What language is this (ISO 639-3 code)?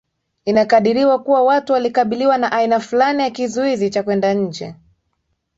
swa